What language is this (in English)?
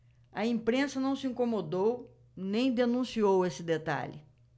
Portuguese